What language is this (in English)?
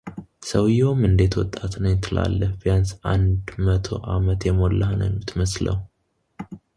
Amharic